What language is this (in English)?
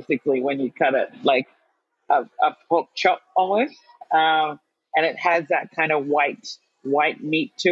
Filipino